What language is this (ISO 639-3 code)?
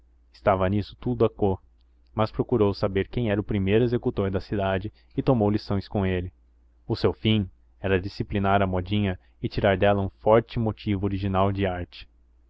por